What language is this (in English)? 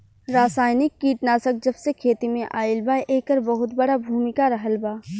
Bhojpuri